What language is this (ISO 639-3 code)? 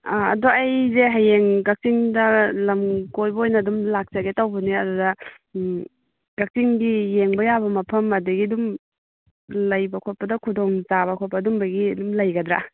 mni